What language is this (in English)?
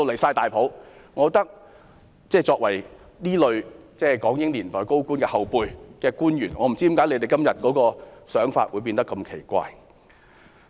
Cantonese